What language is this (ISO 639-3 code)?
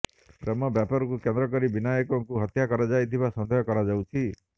ori